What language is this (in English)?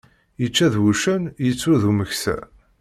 Kabyle